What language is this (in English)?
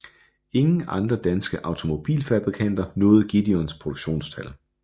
Danish